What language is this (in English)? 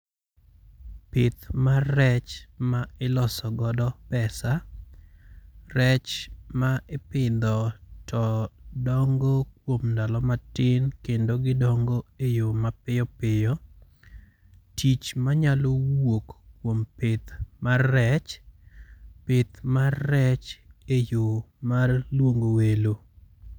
Luo (Kenya and Tanzania)